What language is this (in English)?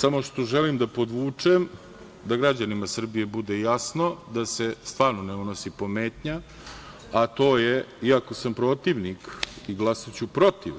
Serbian